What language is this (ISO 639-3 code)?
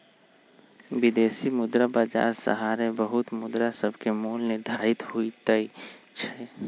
mag